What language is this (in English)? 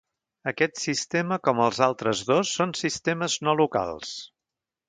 Catalan